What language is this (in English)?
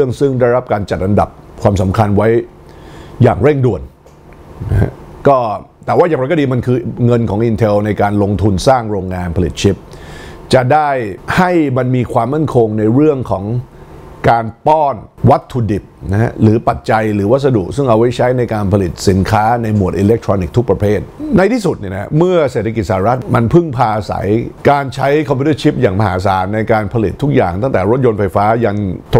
Thai